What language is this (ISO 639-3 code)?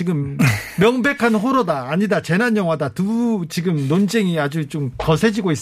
kor